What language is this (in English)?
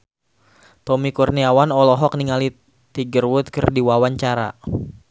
Sundanese